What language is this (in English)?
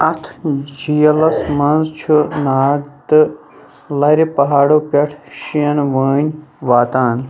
Kashmiri